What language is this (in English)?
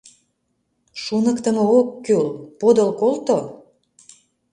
Mari